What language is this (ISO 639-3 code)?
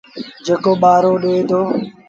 sbn